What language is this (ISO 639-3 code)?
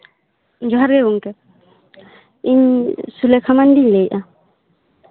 sat